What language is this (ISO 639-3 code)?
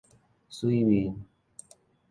nan